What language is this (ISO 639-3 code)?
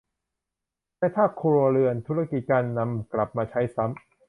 tha